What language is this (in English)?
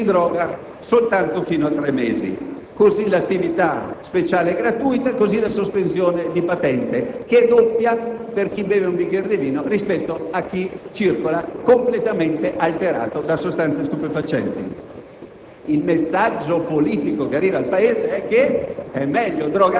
Italian